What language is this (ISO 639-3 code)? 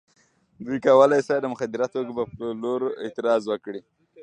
pus